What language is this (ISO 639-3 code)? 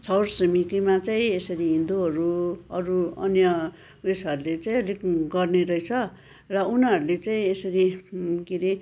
nep